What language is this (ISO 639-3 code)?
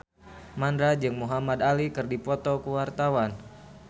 sun